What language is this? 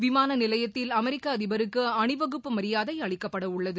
Tamil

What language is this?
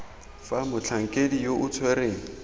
Tswana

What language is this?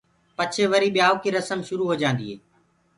Gurgula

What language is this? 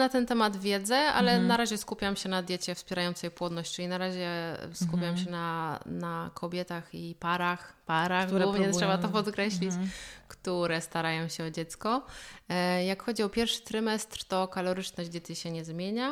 Polish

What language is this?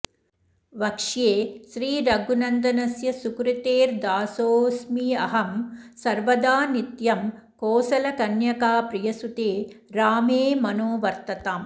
Sanskrit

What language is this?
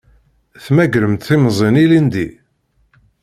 Kabyle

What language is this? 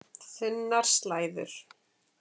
Icelandic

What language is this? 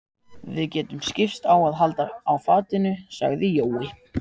Icelandic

